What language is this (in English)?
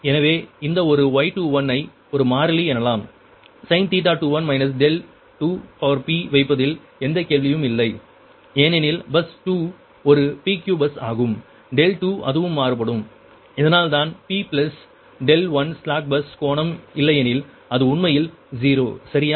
Tamil